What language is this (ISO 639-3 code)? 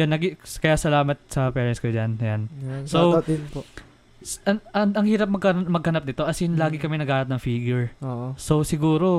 fil